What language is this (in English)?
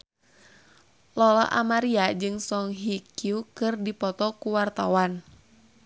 Sundanese